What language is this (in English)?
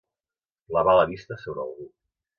Catalan